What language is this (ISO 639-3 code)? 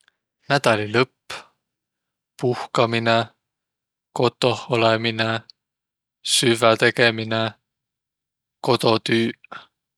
vro